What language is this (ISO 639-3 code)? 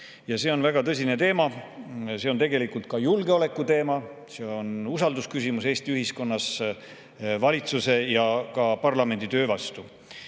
est